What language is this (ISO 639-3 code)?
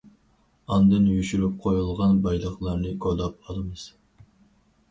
uig